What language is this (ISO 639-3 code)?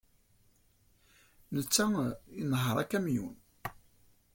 kab